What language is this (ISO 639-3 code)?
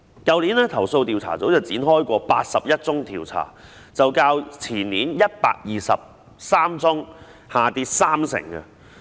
yue